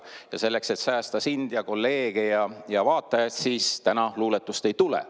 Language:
Estonian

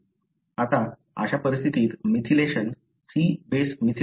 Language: Marathi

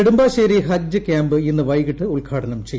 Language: Malayalam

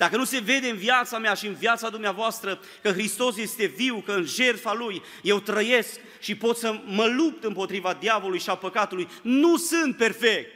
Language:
Romanian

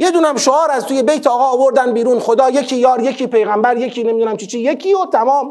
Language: Persian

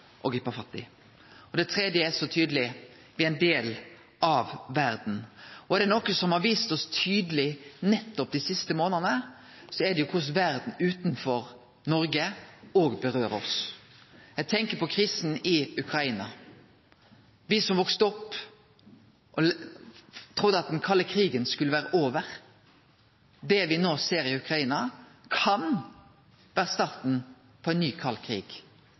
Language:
Norwegian Nynorsk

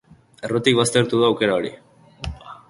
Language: Basque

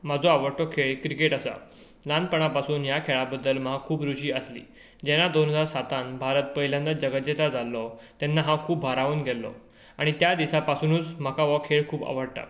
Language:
Konkani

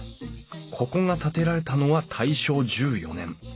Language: Japanese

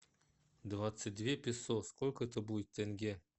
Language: Russian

